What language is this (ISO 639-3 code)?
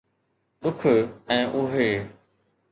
snd